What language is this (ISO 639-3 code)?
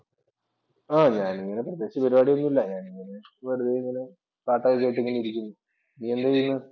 mal